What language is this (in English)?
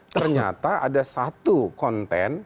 Indonesian